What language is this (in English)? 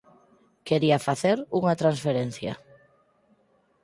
Galician